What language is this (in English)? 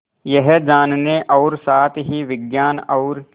Hindi